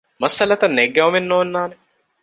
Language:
Divehi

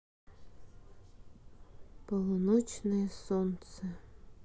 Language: Russian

